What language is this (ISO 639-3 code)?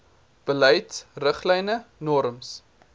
afr